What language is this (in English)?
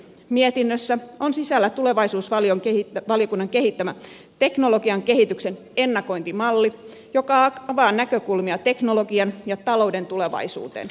Finnish